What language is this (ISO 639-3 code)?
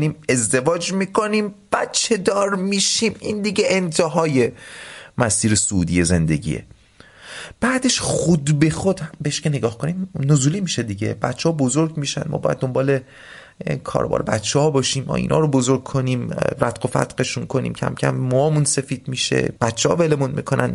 fas